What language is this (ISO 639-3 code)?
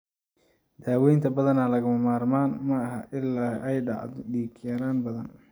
som